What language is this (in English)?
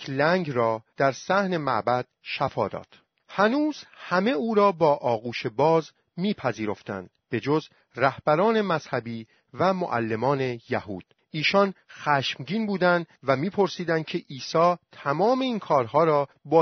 Persian